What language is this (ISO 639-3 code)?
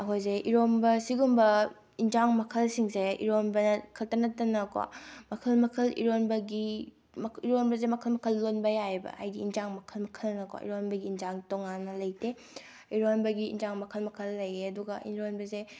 mni